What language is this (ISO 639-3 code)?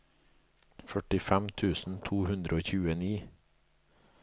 nor